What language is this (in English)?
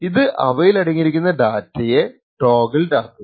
Malayalam